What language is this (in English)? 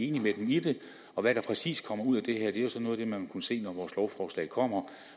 Danish